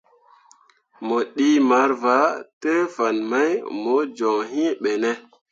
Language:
Mundang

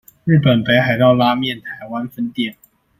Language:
Chinese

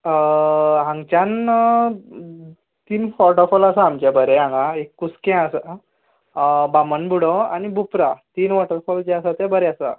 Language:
Konkani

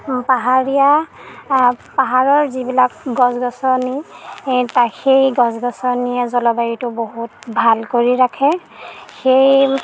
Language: Assamese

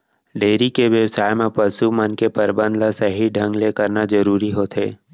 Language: Chhattisgarhi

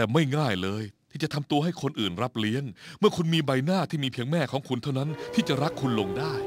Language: Thai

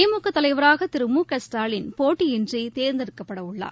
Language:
Tamil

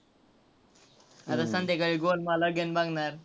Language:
Marathi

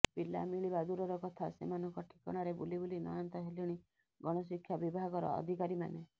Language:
Odia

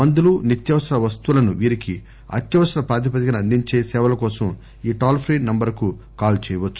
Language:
Telugu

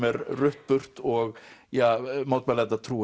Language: Icelandic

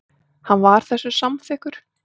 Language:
Icelandic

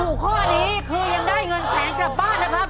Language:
Thai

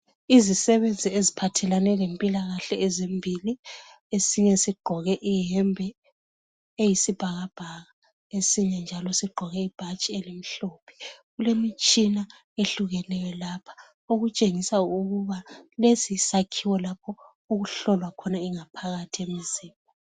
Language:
North Ndebele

